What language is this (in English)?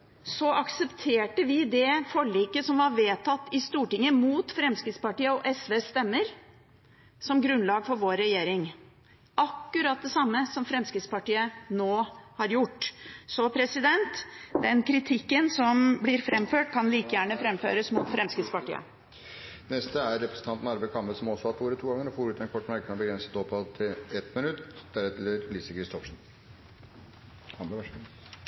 Norwegian Bokmål